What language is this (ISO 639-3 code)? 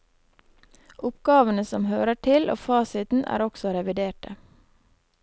nor